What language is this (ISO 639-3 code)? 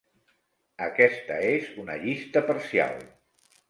cat